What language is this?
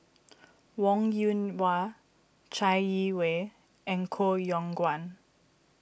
English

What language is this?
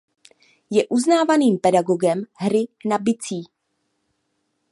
Czech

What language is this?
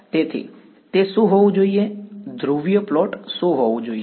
Gujarati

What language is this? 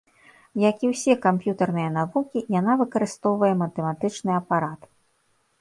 Belarusian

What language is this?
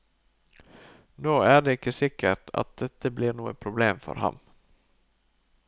Norwegian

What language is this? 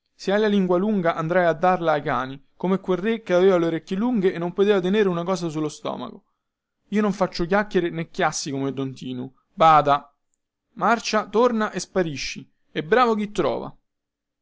Italian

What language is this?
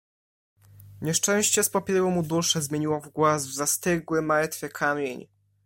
Polish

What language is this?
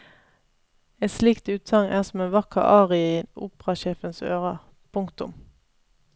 Norwegian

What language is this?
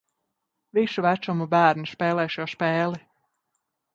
Latvian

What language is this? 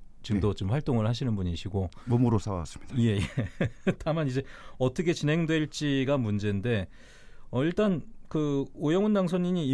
Korean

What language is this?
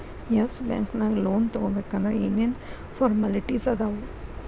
Kannada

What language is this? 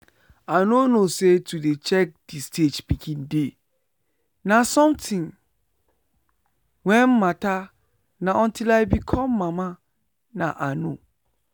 Nigerian Pidgin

